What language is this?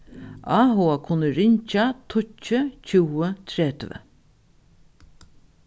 Faroese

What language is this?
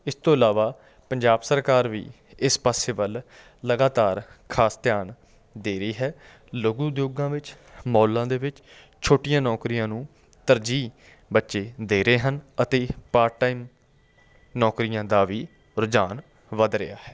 Punjabi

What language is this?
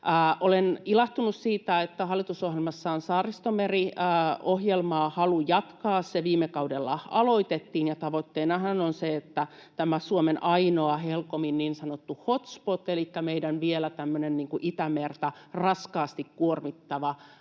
Finnish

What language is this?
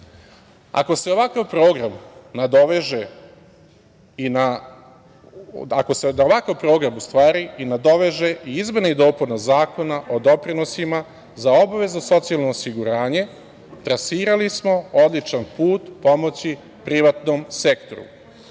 Serbian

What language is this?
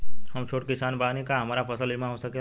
Bhojpuri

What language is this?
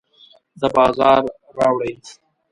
Pashto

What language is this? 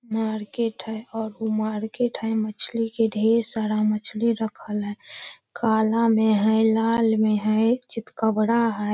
Magahi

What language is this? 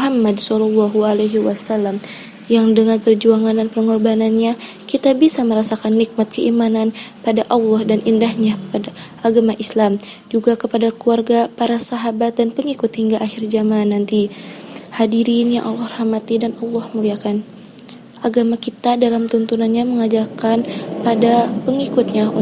Indonesian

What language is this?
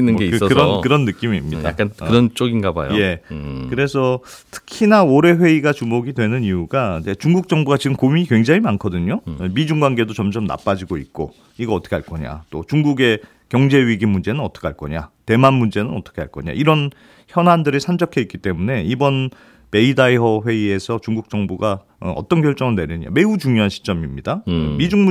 Korean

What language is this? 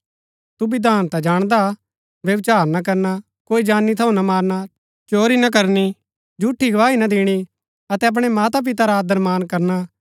Gaddi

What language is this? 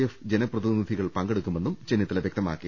Malayalam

